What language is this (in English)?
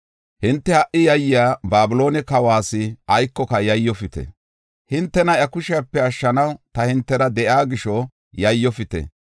Gofa